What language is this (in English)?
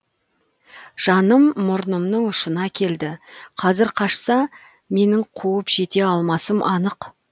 Kazakh